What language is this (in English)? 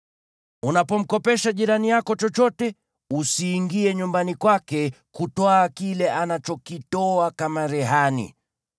Swahili